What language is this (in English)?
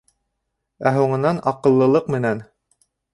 Bashkir